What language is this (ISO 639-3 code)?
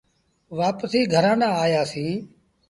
sbn